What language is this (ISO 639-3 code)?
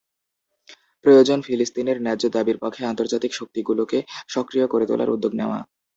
ben